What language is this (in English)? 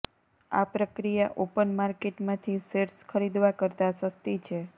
Gujarati